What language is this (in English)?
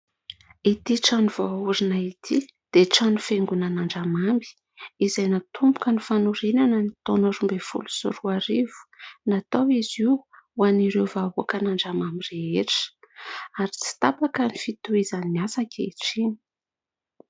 Malagasy